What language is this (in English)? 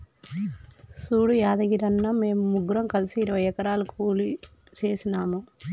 Telugu